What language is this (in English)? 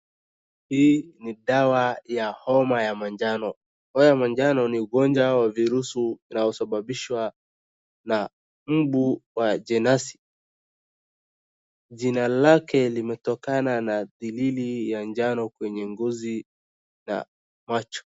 Swahili